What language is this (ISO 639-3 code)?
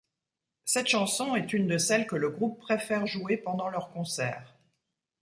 fra